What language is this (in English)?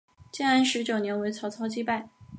Chinese